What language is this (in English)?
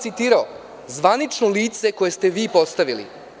Serbian